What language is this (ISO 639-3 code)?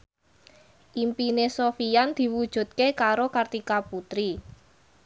jav